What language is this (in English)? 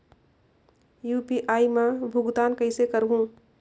Chhattisgarhi